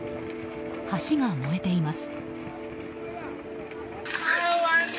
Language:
Japanese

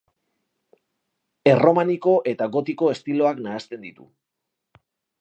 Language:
Basque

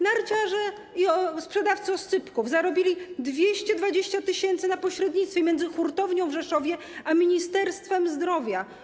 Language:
Polish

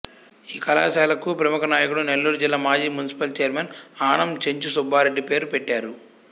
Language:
Telugu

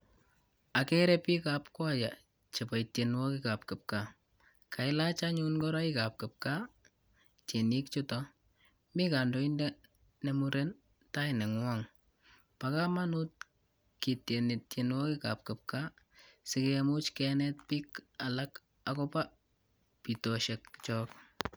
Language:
Kalenjin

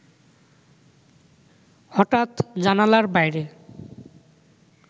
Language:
Bangla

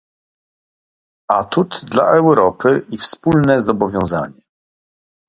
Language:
Polish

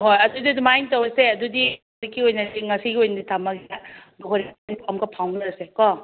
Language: Manipuri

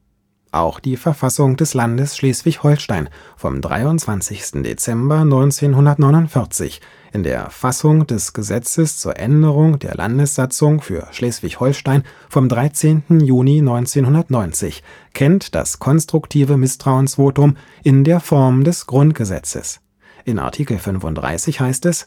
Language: German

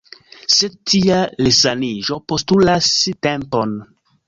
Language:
Esperanto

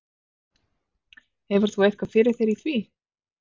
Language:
Icelandic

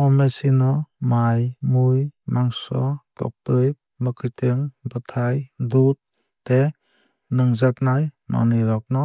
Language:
Kok Borok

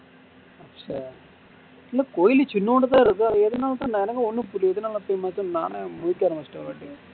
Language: Tamil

